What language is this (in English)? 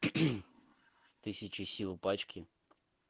Russian